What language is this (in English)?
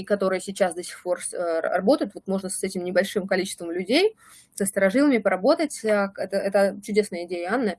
Russian